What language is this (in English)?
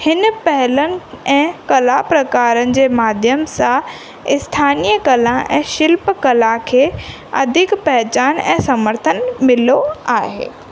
Sindhi